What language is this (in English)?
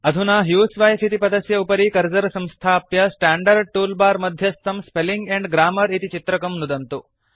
Sanskrit